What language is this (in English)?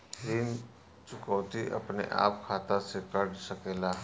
Bhojpuri